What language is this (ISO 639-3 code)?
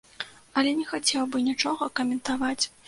bel